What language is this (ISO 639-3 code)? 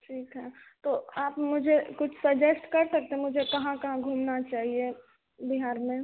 hin